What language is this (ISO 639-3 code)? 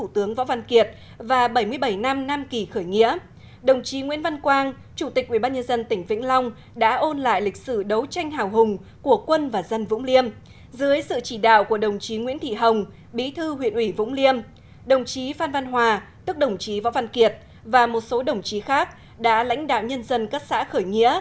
vie